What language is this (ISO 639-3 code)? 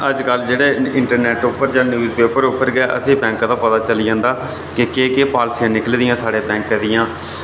doi